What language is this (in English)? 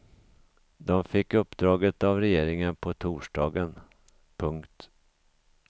Swedish